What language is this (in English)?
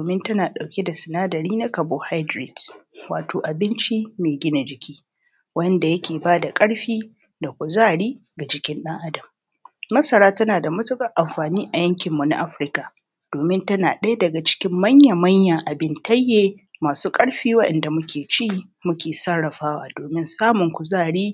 Hausa